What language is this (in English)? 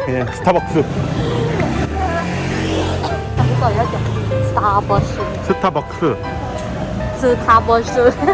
Korean